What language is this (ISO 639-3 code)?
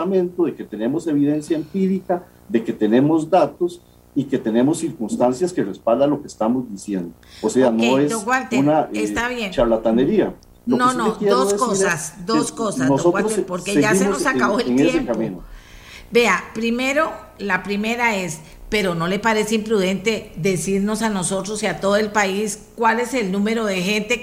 spa